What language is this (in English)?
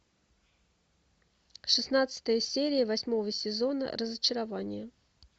Russian